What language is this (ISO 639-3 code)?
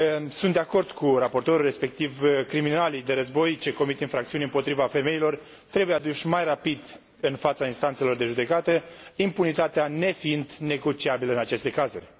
ron